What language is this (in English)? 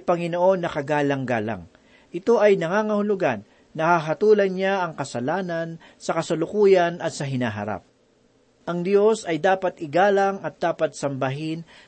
Filipino